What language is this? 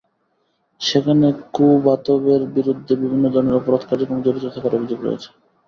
Bangla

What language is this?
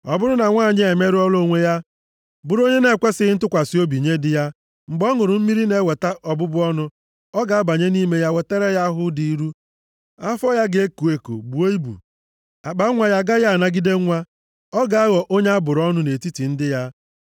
Igbo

